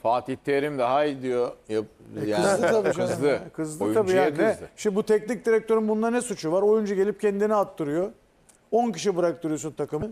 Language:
Turkish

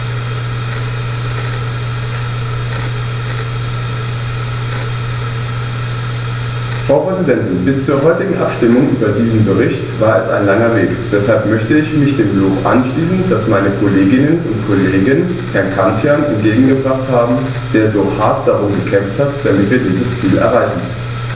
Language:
German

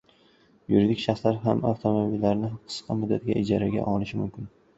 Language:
Uzbek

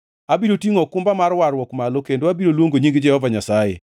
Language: Luo (Kenya and Tanzania)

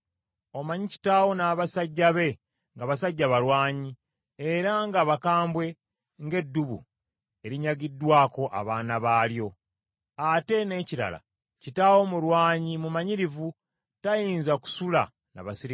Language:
Ganda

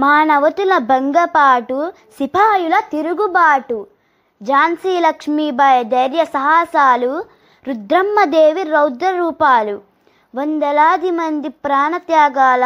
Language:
Telugu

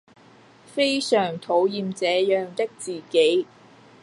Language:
Cantonese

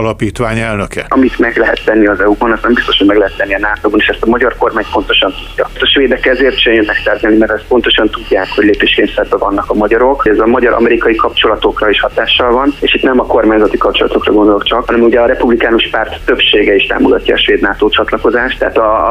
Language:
Hungarian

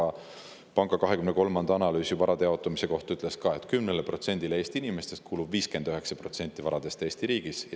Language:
Estonian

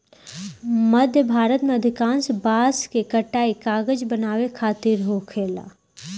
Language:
Bhojpuri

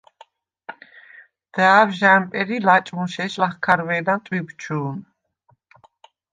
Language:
Svan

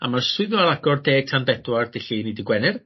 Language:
Welsh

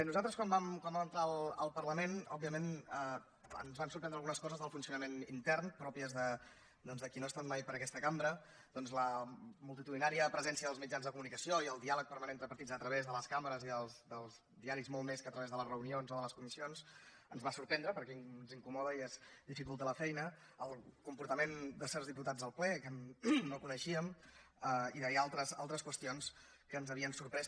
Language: Catalan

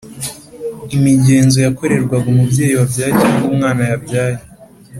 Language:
Kinyarwanda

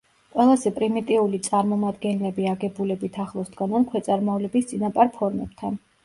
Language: Georgian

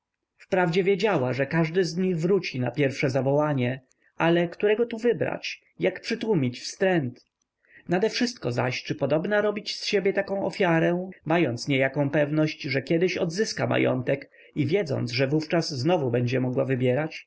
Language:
Polish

